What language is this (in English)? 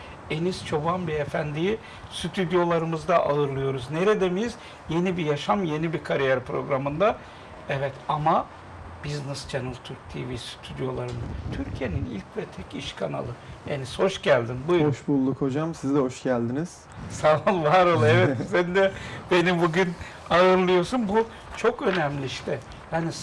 Turkish